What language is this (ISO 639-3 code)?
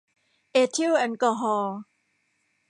tha